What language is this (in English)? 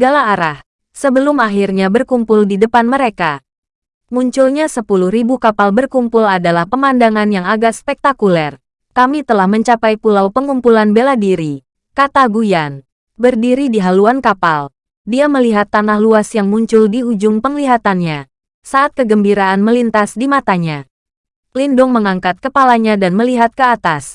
Indonesian